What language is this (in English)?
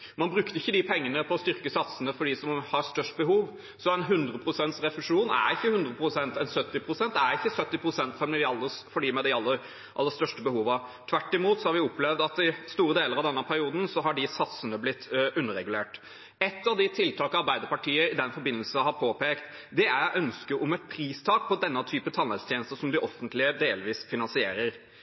Norwegian Bokmål